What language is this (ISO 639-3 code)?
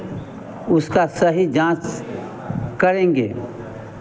hin